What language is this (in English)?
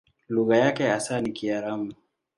Swahili